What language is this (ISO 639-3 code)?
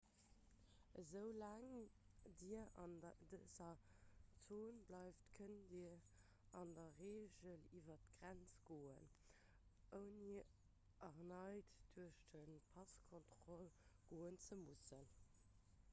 ltz